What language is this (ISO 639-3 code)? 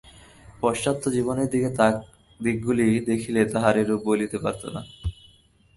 ben